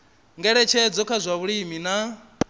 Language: Venda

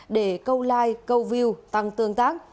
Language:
Vietnamese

